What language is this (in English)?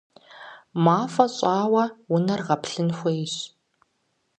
Kabardian